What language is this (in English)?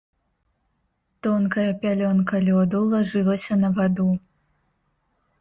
Belarusian